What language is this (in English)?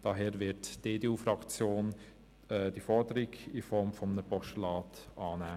Swiss German